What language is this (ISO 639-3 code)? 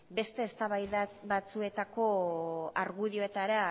eus